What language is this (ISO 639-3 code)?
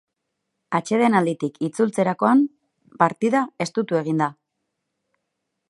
eus